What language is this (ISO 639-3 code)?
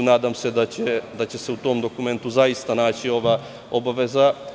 srp